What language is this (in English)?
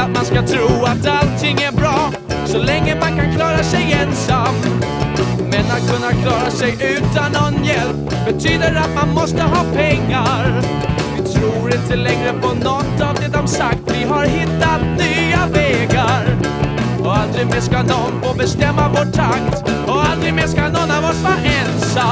Swedish